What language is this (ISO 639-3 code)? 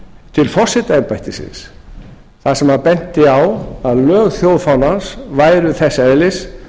isl